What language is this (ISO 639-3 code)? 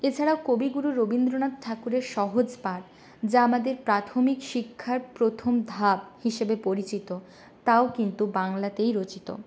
ben